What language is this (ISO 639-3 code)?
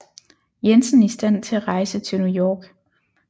dan